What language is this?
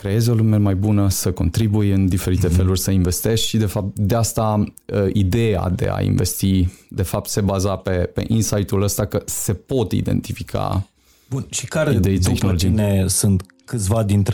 Romanian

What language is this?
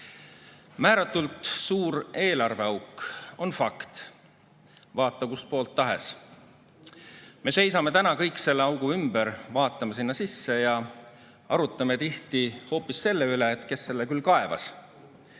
Estonian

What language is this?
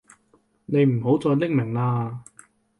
Cantonese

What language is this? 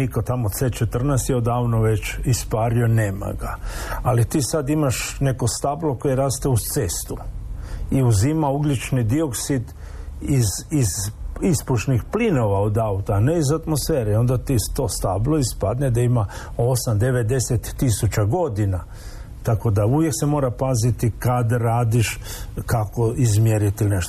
Croatian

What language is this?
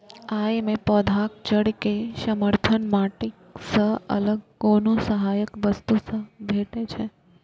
Maithili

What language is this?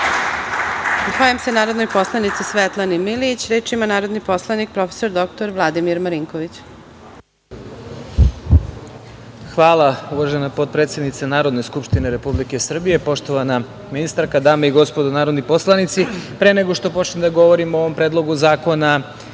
Serbian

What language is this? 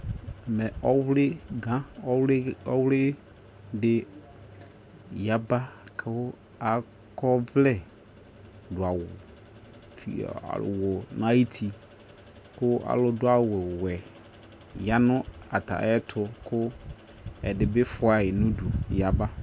Ikposo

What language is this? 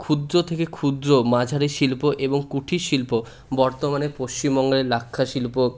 Bangla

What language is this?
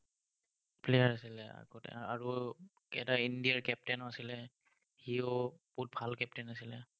Assamese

